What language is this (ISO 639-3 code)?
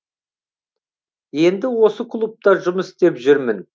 kaz